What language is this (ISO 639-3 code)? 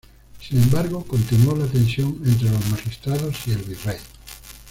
spa